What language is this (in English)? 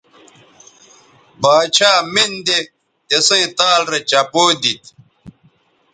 Bateri